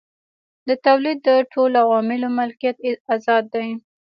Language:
Pashto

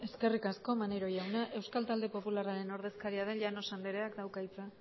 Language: Basque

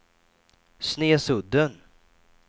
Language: Swedish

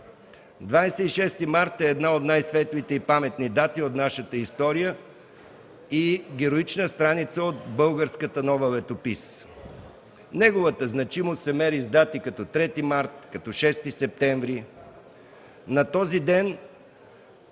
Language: Bulgarian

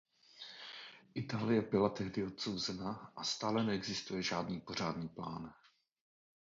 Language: Czech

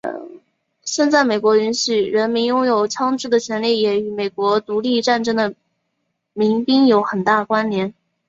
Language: Chinese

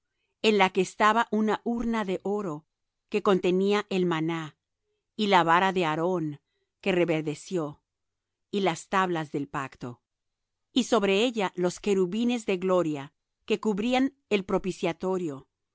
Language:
Spanish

